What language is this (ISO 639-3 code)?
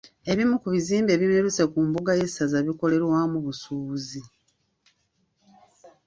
lug